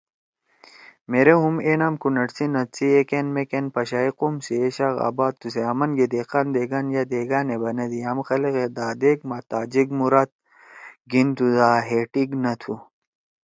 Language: Torwali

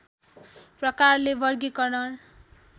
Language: Nepali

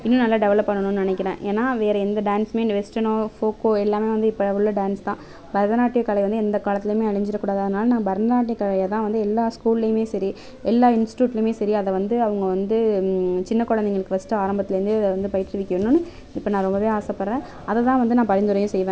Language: Tamil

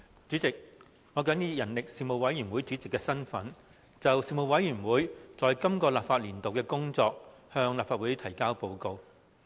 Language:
Cantonese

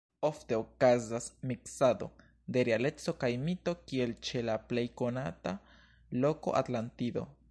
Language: Esperanto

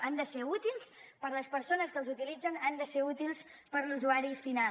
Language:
Catalan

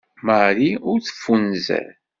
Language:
Kabyle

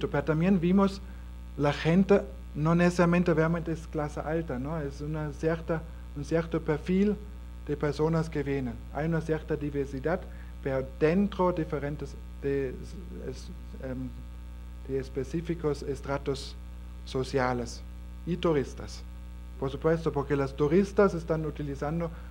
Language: Spanish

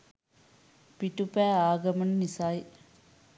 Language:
Sinhala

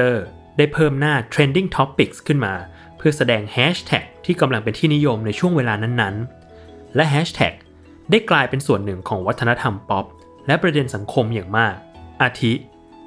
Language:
Thai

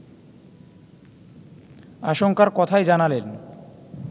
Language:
Bangla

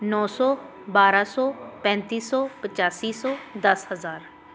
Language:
Punjabi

